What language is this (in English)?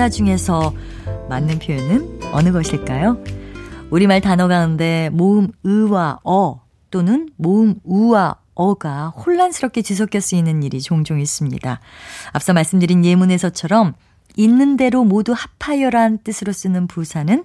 Korean